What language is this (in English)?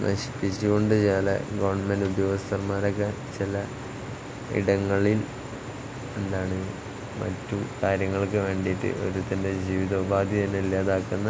Malayalam